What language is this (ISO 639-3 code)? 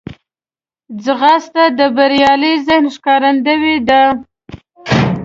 pus